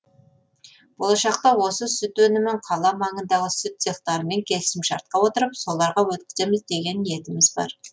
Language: Kazakh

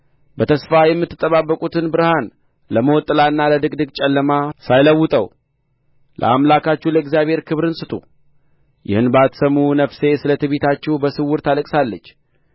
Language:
Amharic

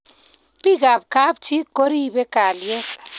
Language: Kalenjin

